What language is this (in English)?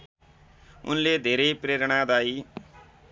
Nepali